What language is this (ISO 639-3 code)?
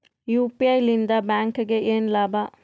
kan